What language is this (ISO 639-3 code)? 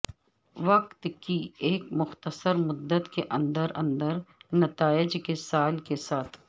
urd